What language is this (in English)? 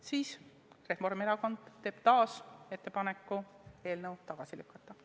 Estonian